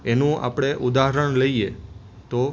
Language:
Gujarati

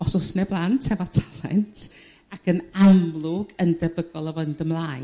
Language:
Welsh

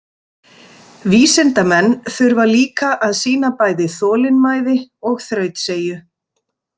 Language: Icelandic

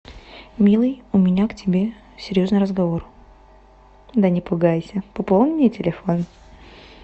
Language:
Russian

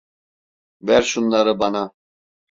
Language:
Turkish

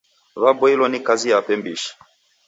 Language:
Taita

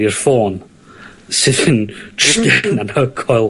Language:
Welsh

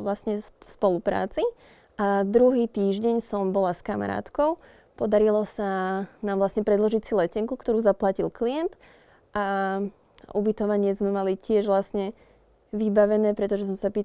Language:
Slovak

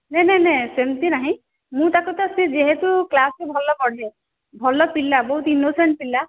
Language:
Odia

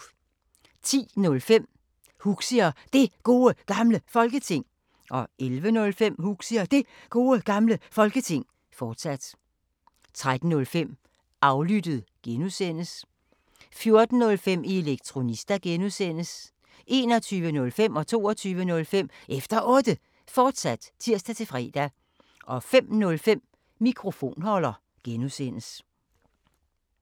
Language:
Danish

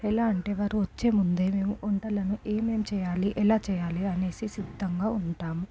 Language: Telugu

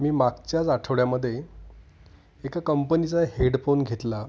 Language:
Marathi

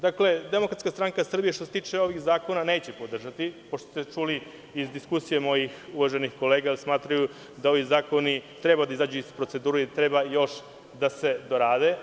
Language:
Serbian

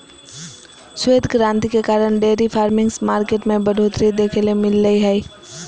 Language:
Magahi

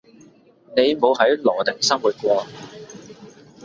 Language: Cantonese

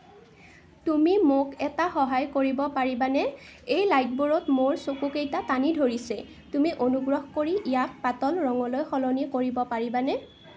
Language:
Assamese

